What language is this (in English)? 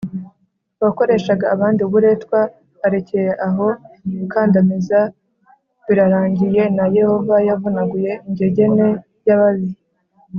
Kinyarwanda